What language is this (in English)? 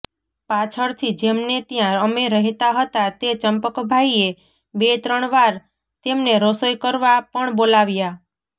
Gujarati